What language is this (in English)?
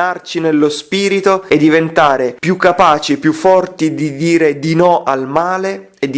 Italian